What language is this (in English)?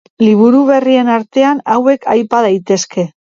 Basque